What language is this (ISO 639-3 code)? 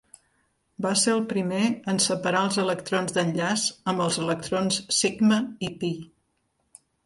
cat